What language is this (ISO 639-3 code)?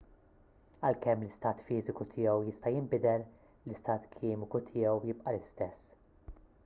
mlt